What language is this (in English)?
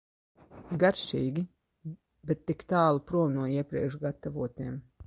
Latvian